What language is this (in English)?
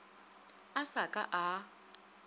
Northern Sotho